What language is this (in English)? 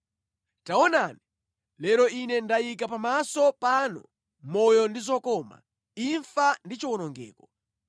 Nyanja